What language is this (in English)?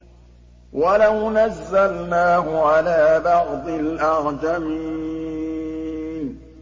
Arabic